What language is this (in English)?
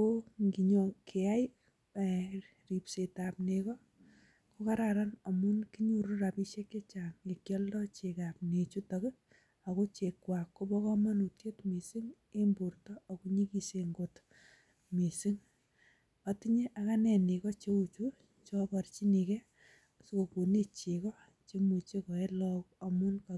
Kalenjin